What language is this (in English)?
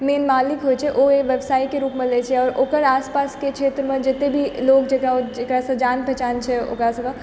Maithili